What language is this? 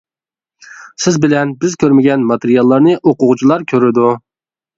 Uyghur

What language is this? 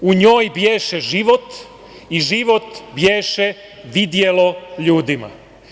Serbian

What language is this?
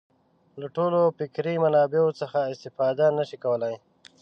Pashto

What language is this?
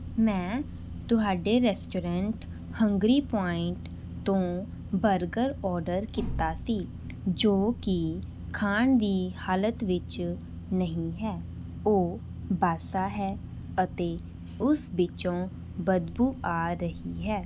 Punjabi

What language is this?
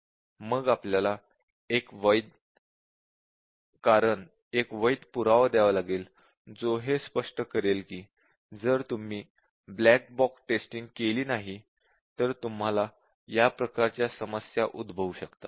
Marathi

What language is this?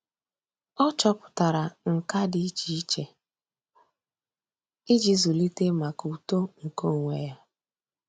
Igbo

